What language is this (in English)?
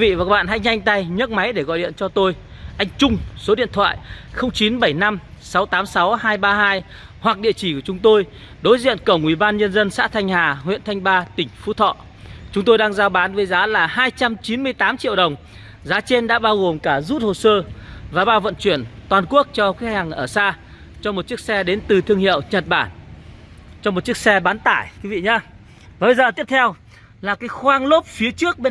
Vietnamese